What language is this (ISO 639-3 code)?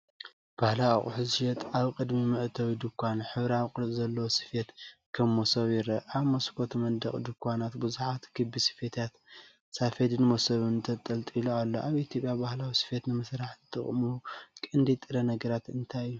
tir